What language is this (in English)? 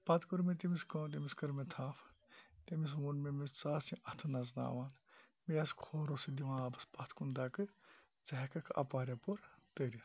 Kashmiri